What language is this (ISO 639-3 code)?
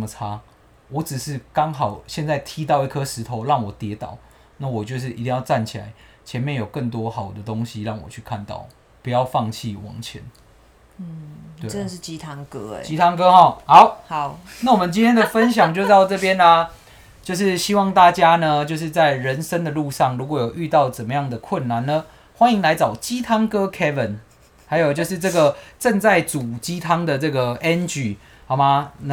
zho